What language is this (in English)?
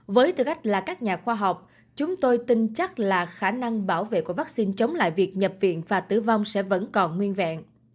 Vietnamese